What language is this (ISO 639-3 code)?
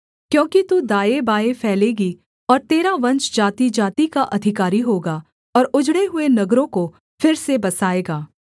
hin